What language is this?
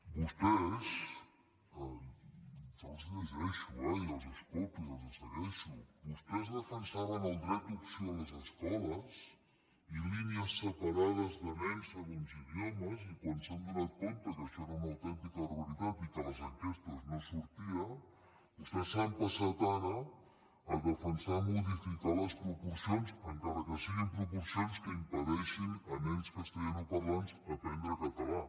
Catalan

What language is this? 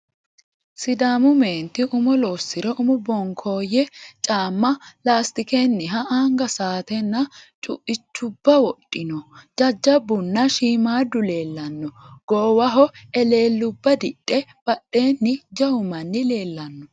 Sidamo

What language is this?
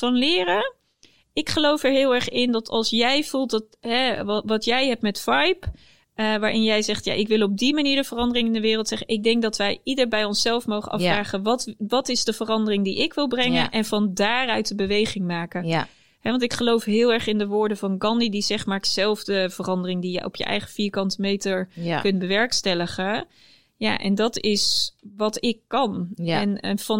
Dutch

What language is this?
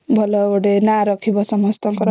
Odia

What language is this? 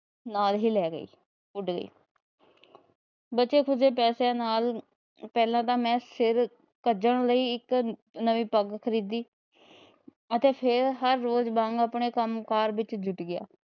Punjabi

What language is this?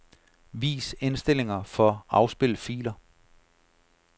Danish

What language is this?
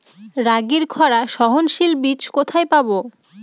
Bangla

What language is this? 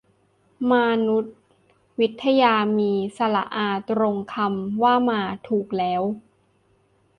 Thai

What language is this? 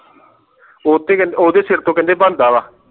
Punjabi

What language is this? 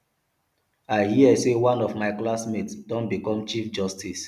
Nigerian Pidgin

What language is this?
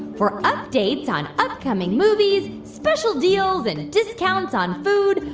English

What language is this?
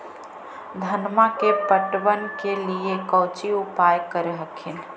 Magahi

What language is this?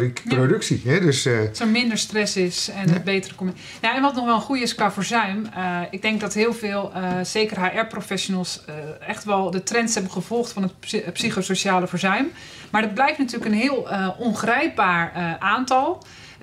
Dutch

